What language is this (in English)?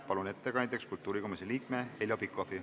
Estonian